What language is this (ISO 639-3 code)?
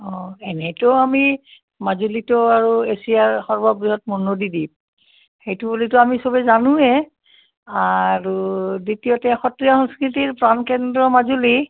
asm